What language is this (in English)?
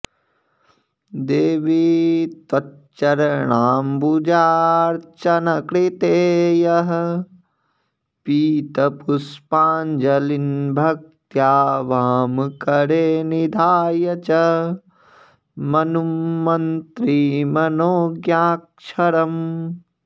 Sanskrit